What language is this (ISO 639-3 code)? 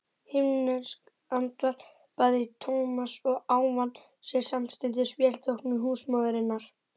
isl